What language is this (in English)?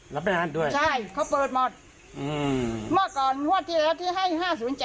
Thai